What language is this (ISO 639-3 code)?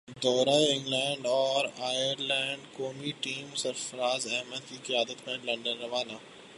urd